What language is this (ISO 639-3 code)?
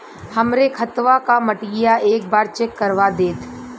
bho